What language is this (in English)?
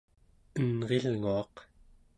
Central Yupik